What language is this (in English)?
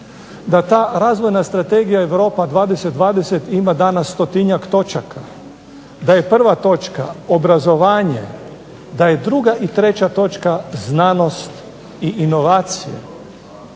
Croatian